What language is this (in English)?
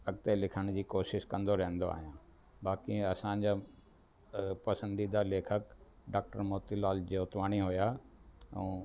Sindhi